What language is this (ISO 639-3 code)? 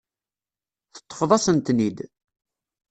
kab